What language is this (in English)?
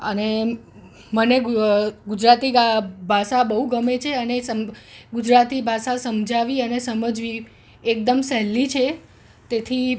Gujarati